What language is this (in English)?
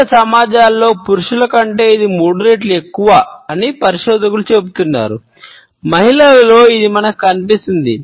Telugu